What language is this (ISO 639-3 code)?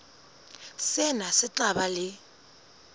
sot